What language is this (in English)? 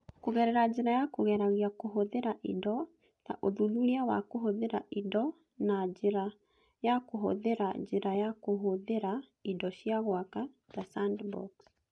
Kikuyu